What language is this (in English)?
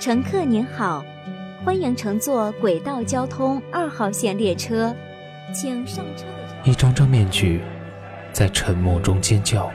Chinese